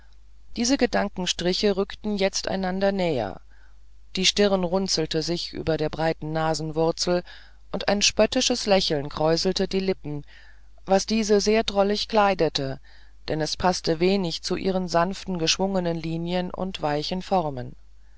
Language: German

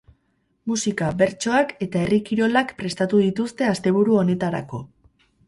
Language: Basque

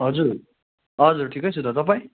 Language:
Nepali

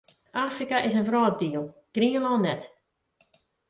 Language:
Western Frisian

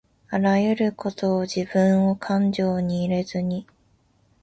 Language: Japanese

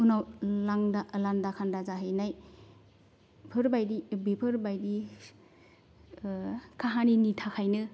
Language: Bodo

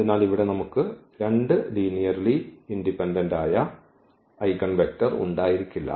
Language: Malayalam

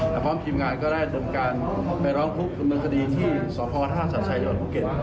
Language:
Thai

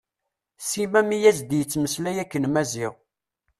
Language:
Kabyle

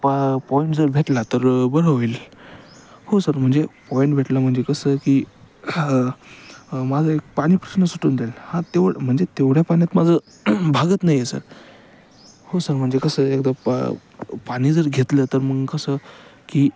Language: Marathi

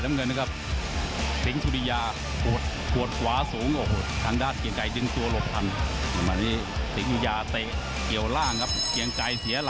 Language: Thai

